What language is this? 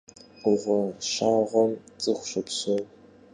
Kabardian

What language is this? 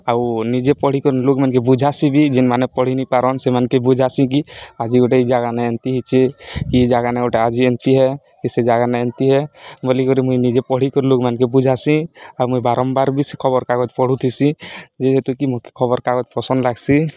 Odia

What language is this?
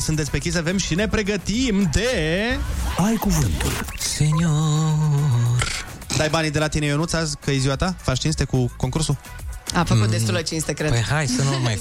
Romanian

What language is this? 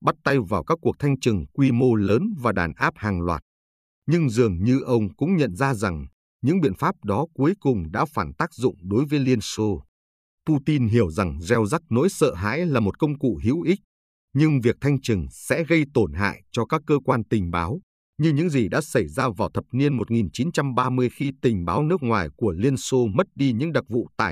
Vietnamese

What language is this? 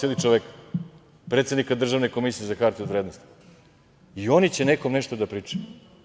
Serbian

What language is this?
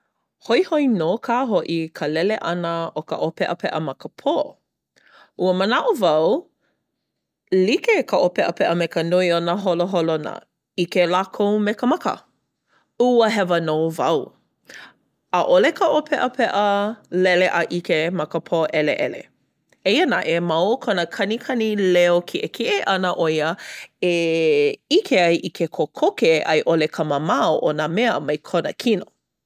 Hawaiian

